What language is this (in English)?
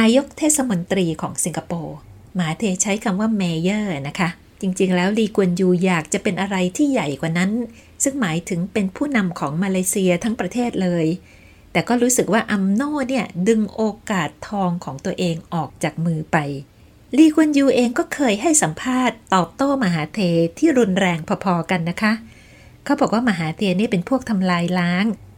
Thai